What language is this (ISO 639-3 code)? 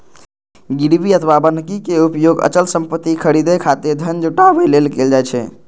mai